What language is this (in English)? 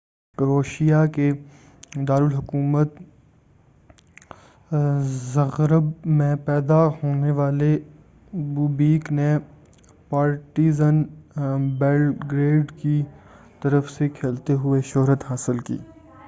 Urdu